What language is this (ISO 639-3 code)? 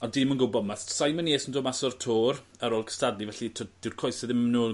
cym